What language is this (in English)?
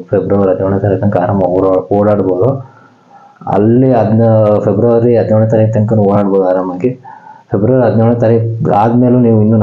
Kannada